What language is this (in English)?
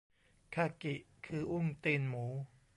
Thai